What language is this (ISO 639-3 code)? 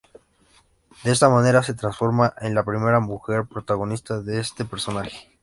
spa